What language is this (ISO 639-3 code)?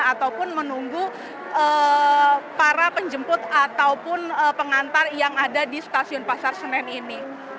ind